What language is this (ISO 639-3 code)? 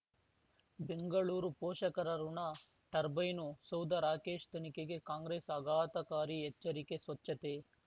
kan